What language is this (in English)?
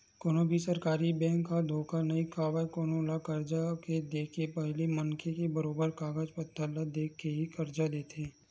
Chhattisgarhi